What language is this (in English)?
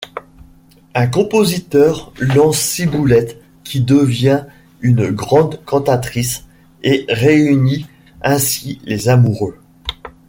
French